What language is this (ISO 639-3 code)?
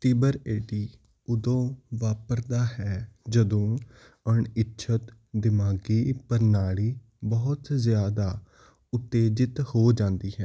pan